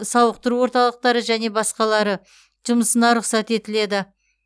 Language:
Kazakh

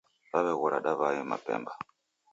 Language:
Taita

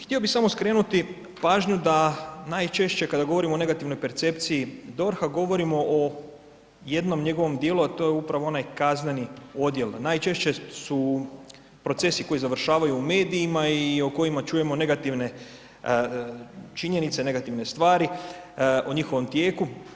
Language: Croatian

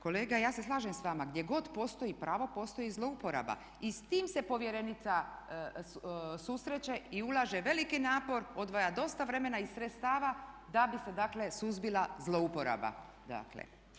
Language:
Croatian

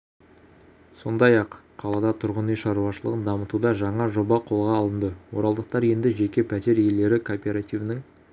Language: Kazakh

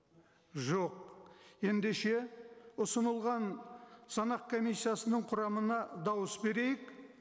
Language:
Kazakh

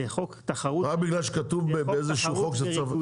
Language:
Hebrew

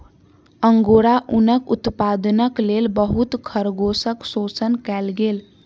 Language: Maithili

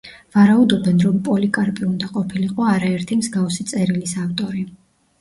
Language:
Georgian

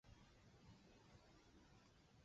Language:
Chinese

